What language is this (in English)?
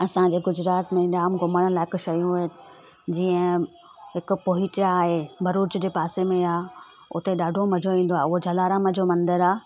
Sindhi